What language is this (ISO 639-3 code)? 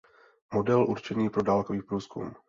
ces